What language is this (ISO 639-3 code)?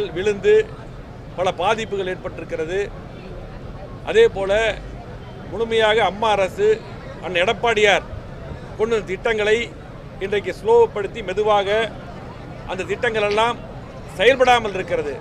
ron